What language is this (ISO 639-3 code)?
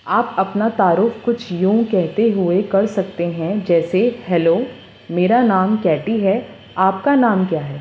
urd